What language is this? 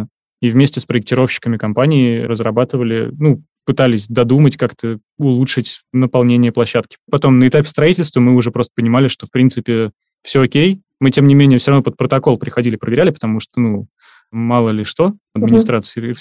Russian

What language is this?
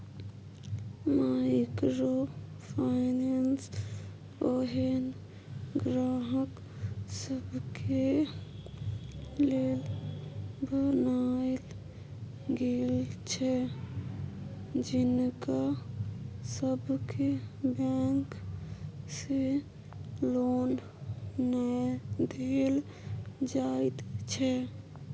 Maithili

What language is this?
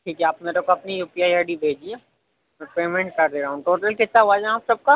Urdu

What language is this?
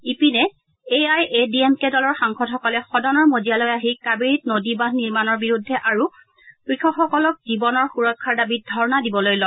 Assamese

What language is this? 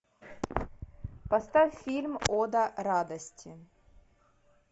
Russian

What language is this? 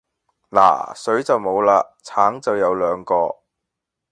Cantonese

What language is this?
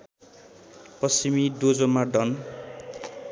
Nepali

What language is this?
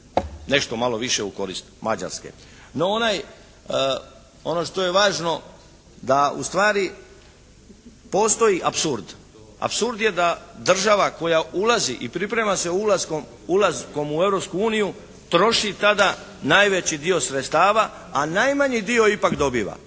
Croatian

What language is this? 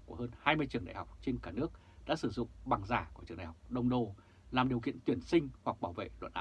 Vietnamese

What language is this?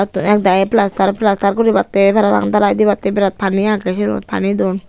Chakma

